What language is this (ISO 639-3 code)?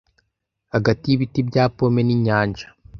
kin